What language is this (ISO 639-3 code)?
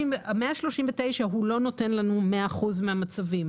heb